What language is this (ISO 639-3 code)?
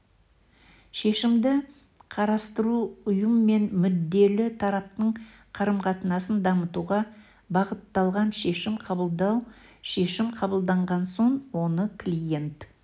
kaz